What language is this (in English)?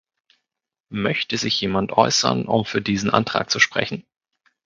German